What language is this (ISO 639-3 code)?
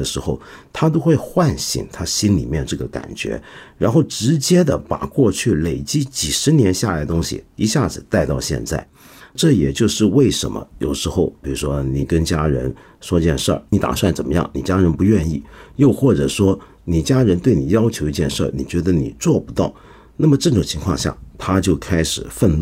zho